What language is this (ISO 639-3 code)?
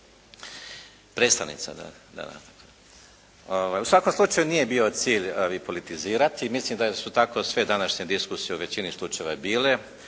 hrv